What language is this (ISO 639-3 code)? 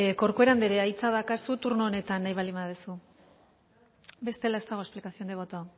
eus